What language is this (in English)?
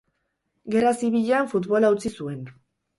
Basque